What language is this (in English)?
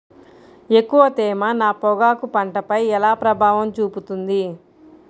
Telugu